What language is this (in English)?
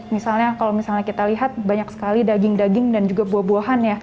Indonesian